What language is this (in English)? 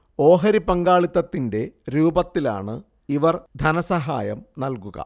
Malayalam